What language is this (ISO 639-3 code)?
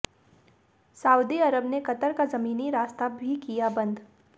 hin